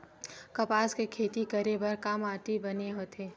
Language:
Chhattisgarhi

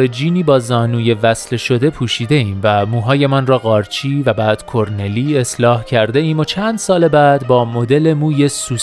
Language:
Persian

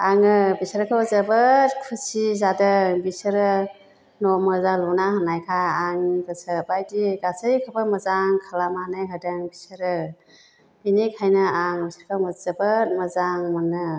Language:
Bodo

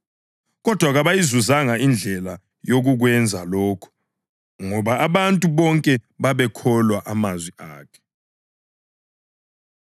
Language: North Ndebele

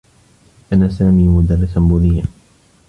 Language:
Arabic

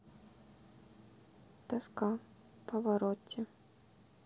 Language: Russian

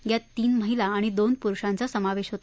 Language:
Marathi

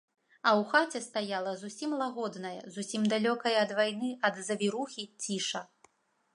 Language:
Belarusian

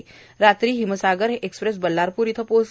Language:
Marathi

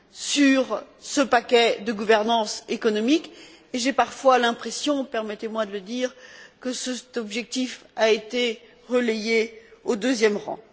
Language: French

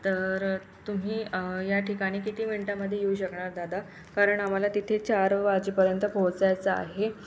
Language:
Marathi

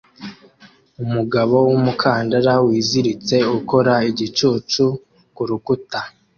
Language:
Kinyarwanda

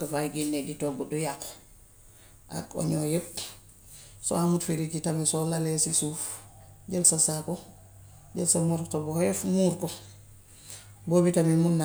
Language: Gambian Wolof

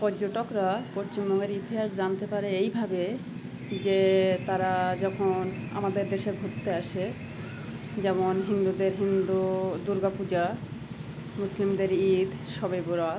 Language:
Bangla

